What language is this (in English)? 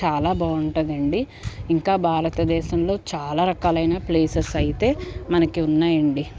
Telugu